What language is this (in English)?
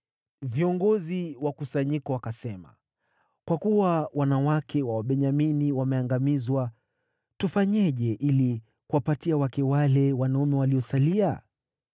Swahili